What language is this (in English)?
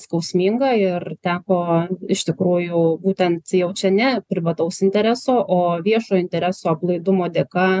Lithuanian